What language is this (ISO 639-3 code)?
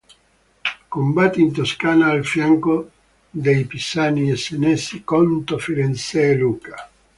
ita